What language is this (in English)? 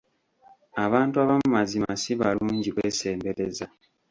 Ganda